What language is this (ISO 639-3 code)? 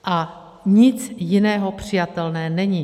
ces